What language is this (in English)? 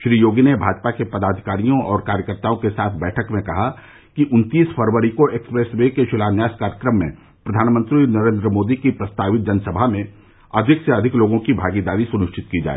Hindi